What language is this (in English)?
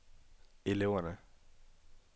Danish